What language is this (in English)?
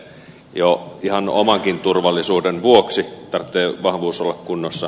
Finnish